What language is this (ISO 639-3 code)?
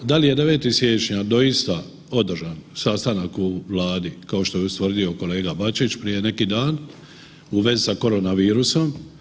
hrv